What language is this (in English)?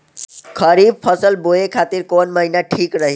Bhojpuri